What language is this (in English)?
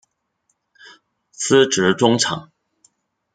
Chinese